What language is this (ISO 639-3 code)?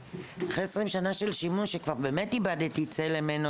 heb